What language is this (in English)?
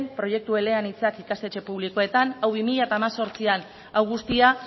Basque